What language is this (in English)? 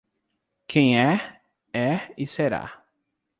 Portuguese